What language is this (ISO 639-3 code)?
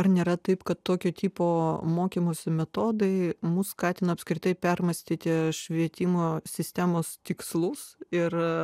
lit